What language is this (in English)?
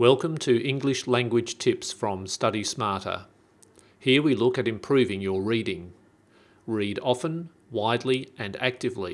English